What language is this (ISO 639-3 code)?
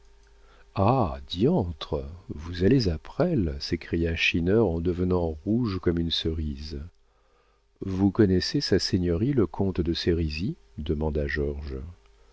fra